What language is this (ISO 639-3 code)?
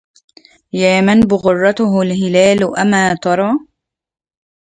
ara